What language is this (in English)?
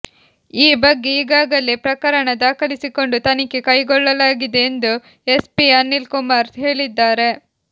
Kannada